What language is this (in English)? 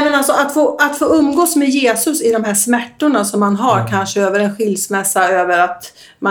Swedish